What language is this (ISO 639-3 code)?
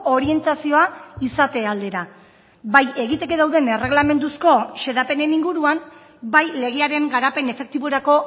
eus